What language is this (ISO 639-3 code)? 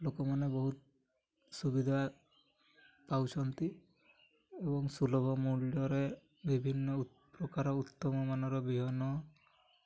ori